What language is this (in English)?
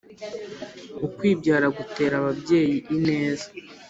Kinyarwanda